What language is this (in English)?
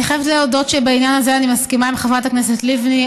Hebrew